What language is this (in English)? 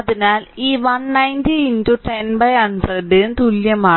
Malayalam